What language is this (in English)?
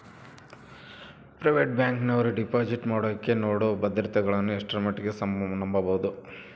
Kannada